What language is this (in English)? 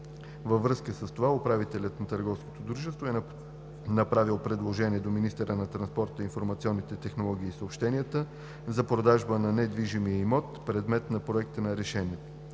Bulgarian